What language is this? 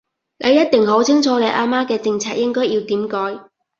Cantonese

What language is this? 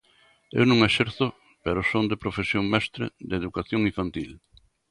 Galician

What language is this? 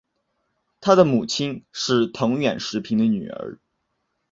Chinese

